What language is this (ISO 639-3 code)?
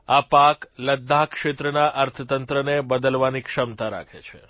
guj